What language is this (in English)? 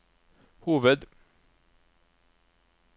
Norwegian